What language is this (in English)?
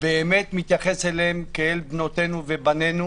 Hebrew